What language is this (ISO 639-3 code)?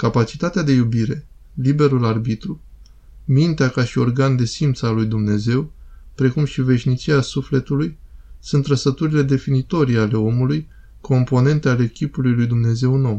ron